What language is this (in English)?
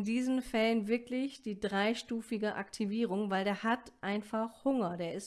German